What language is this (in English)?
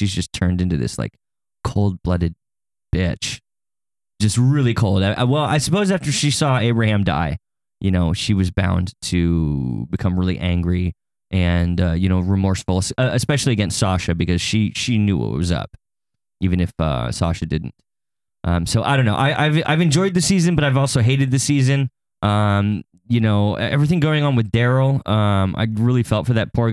English